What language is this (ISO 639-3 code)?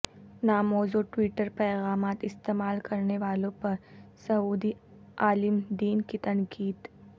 urd